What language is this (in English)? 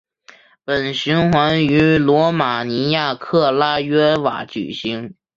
Chinese